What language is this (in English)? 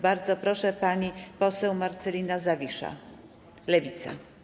Polish